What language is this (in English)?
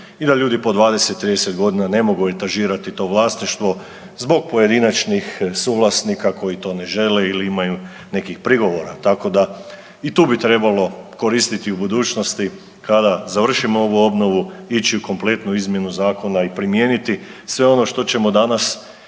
Croatian